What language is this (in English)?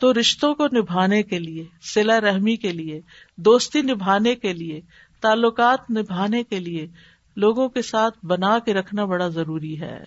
Urdu